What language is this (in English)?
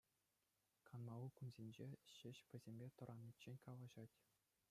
Chuvash